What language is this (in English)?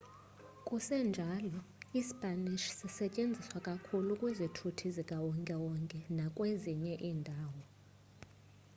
Xhosa